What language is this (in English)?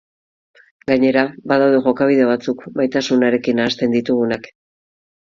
Basque